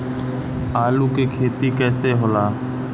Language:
Bhojpuri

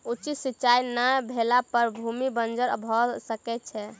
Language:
Maithili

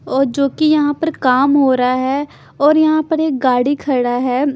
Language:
Hindi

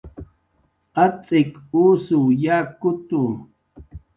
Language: Jaqaru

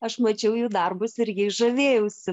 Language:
Lithuanian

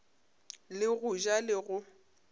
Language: Northern Sotho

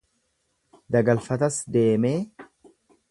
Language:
Oromo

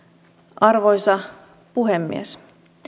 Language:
Finnish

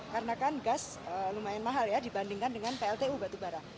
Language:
Indonesian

